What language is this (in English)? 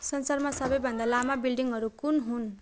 Nepali